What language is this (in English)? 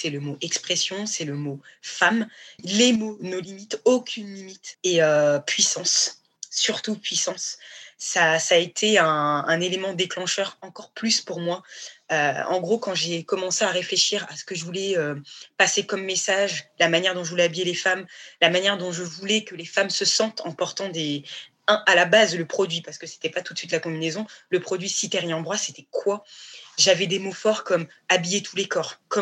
French